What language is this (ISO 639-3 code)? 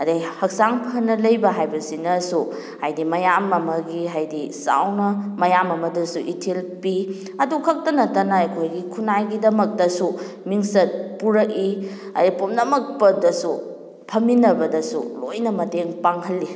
mni